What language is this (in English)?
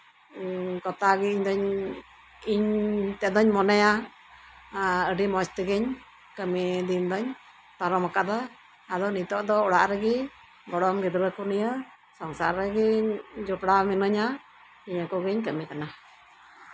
Santali